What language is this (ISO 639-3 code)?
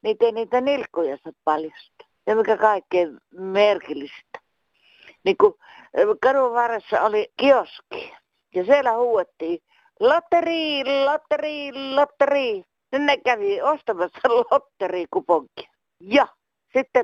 fin